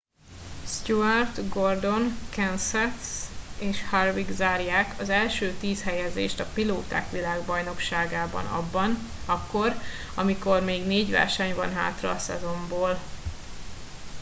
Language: Hungarian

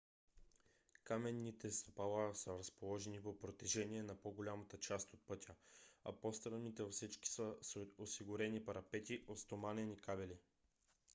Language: Bulgarian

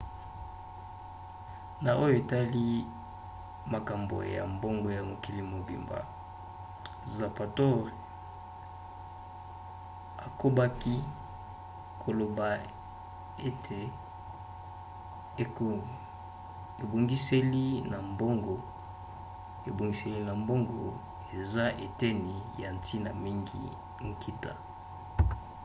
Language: Lingala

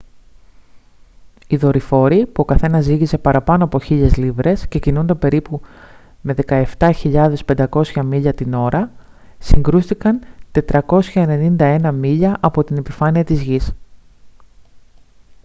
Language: Greek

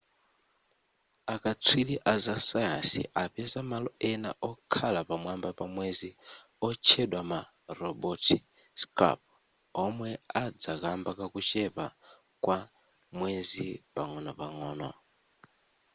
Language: Nyanja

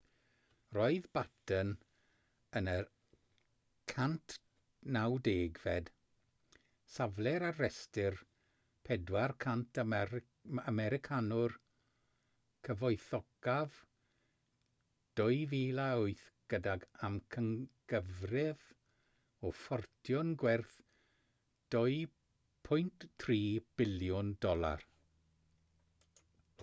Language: Welsh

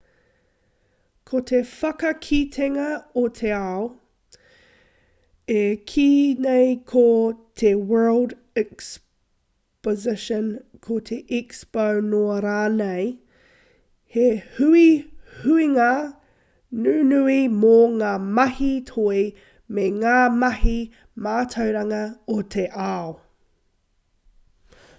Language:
Māori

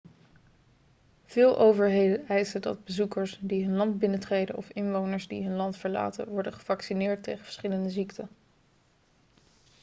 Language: Dutch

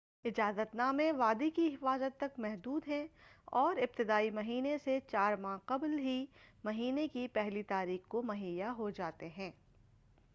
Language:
Urdu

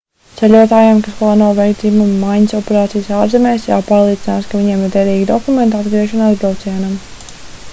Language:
Latvian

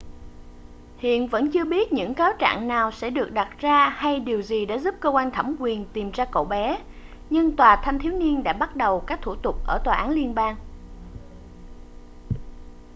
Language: Vietnamese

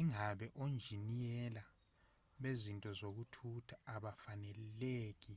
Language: Zulu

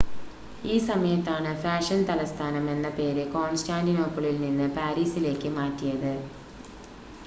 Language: Malayalam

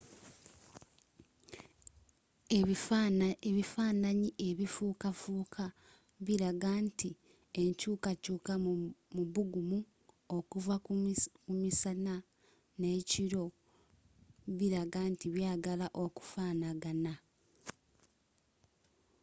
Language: Ganda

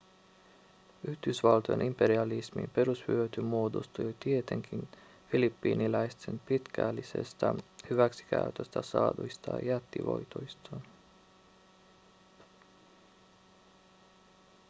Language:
Finnish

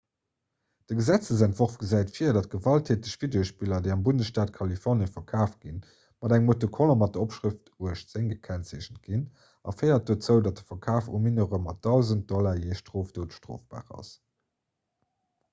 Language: Luxembourgish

